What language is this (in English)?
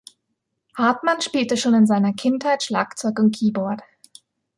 German